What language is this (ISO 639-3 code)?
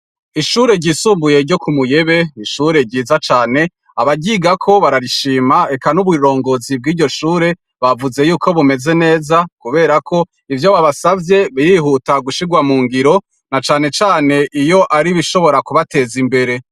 run